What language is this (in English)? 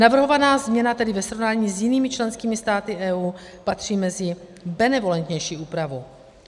Czech